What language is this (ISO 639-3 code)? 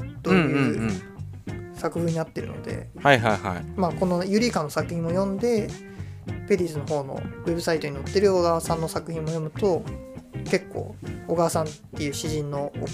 jpn